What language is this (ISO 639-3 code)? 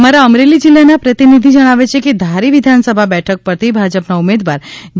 guj